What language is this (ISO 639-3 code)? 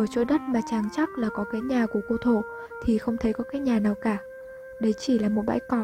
vie